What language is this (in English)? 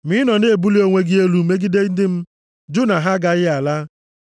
Igbo